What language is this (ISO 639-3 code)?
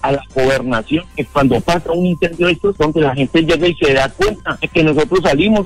spa